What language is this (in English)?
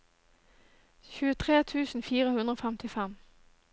Norwegian